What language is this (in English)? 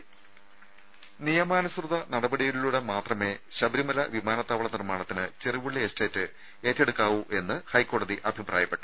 Malayalam